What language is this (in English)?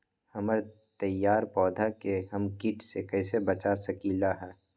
Magahi